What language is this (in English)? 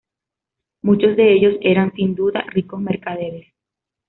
Spanish